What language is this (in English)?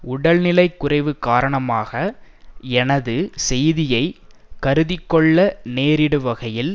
Tamil